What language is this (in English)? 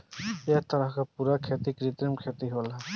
Bhojpuri